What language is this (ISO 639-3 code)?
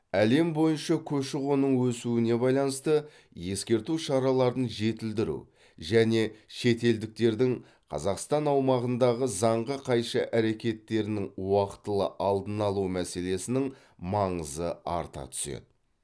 kaz